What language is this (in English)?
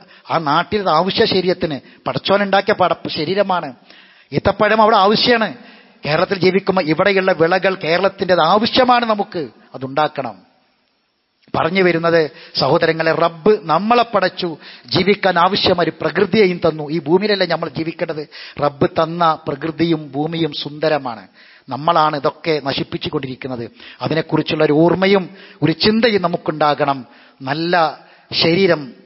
Arabic